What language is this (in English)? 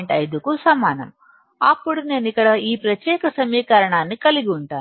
Telugu